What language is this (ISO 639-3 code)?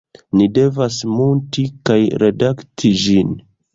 epo